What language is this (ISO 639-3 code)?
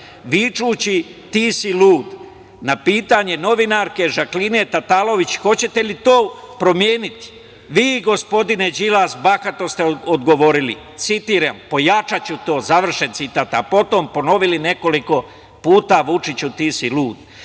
srp